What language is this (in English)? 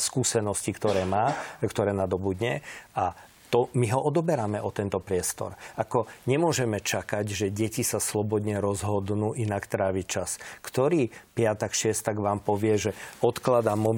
Slovak